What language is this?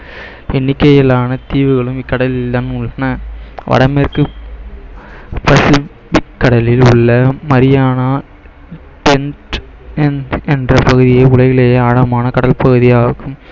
Tamil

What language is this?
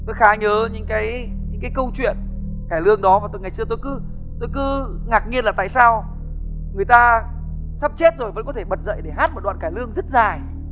Vietnamese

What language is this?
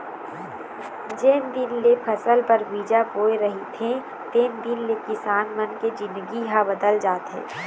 Chhattisgarhi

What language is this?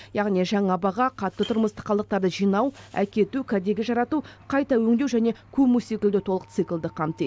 Kazakh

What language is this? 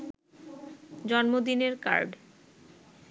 Bangla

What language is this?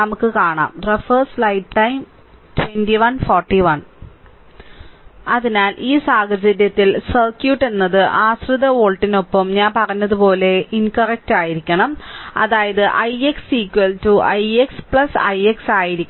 Malayalam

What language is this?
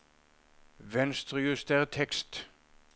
Norwegian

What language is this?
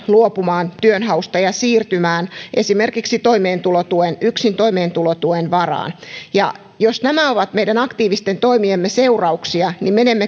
Finnish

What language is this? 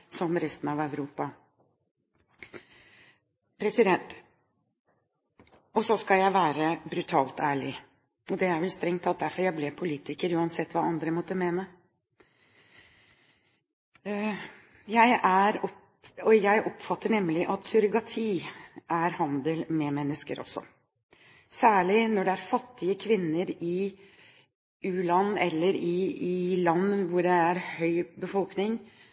Norwegian Bokmål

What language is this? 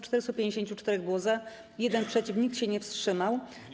Polish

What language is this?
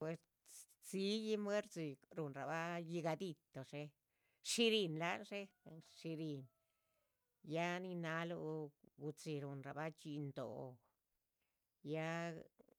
Chichicapan Zapotec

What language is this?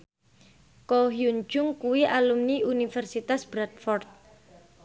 Javanese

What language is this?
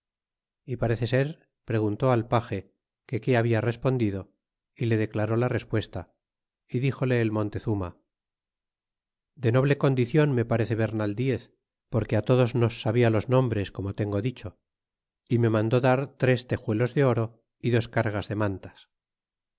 Spanish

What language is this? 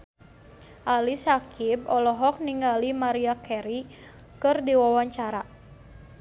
Sundanese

